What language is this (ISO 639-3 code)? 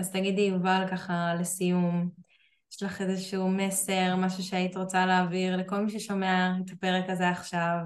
heb